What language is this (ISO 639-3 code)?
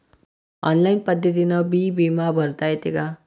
mar